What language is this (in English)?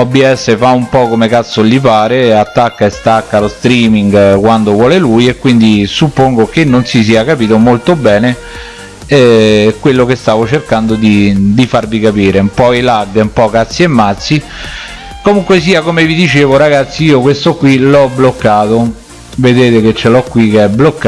Italian